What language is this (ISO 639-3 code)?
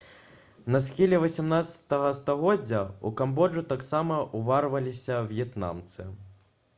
bel